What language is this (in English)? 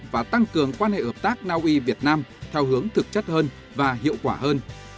Vietnamese